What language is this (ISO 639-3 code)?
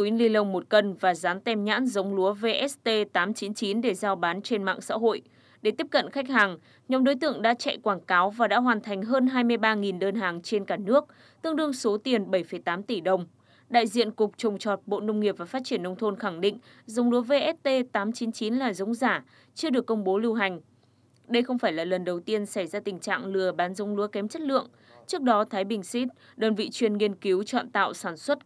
vie